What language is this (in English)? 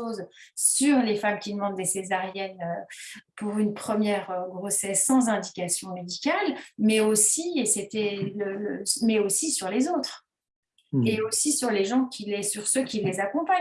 French